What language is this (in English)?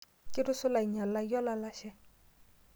Masai